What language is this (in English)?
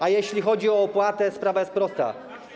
Polish